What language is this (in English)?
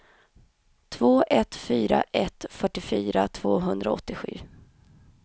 Swedish